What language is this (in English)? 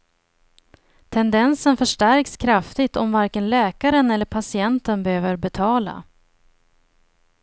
Swedish